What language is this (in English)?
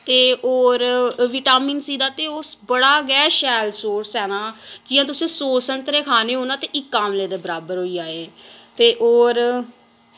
Dogri